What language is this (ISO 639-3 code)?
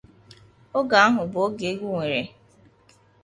ibo